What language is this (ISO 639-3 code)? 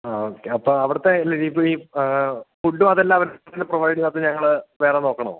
mal